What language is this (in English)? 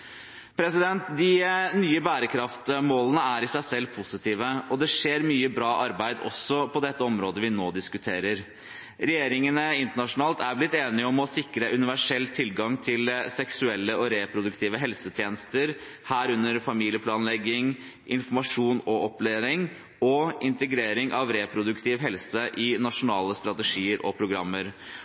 Norwegian Bokmål